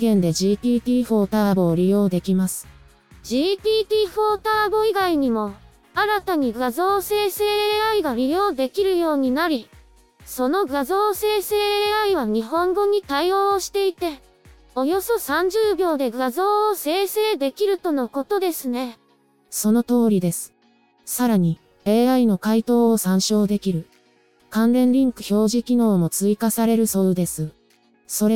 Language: Japanese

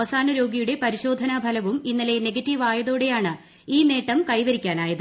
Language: Malayalam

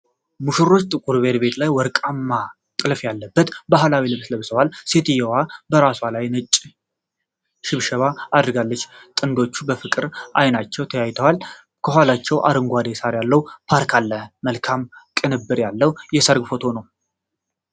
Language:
Amharic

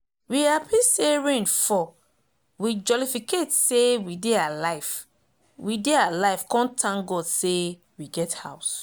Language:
Nigerian Pidgin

